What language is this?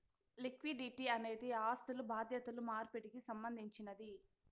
Telugu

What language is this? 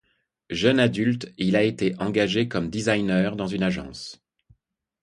French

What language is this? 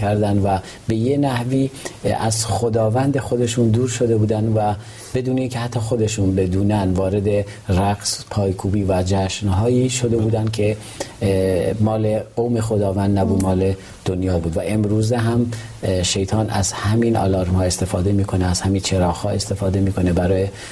Persian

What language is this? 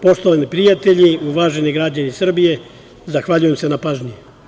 Serbian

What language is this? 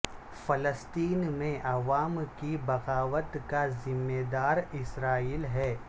Urdu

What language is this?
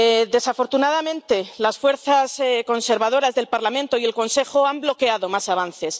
Spanish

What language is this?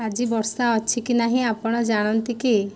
Odia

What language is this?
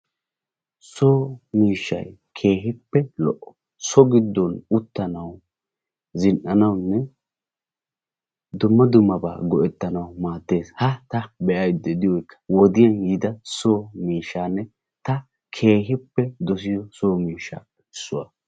Wolaytta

